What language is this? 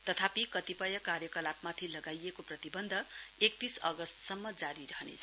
Nepali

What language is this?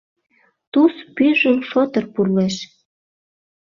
Mari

